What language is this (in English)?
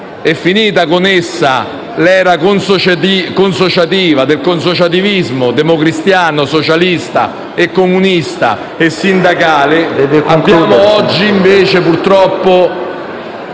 Italian